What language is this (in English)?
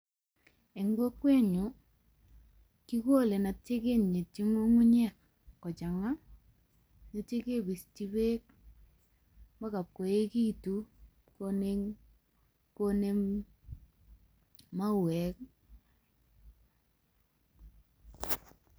Kalenjin